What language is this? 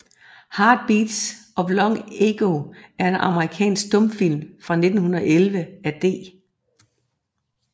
Danish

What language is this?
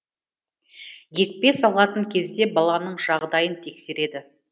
Kazakh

